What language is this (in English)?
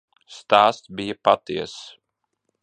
Latvian